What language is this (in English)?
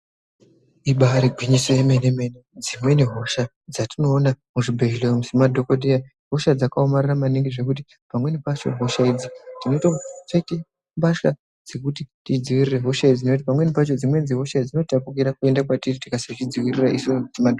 Ndau